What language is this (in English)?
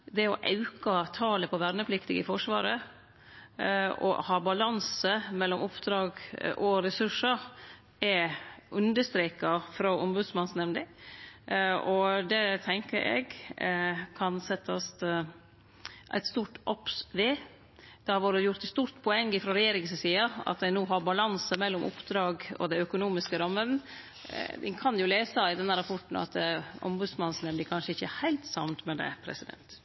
Norwegian Nynorsk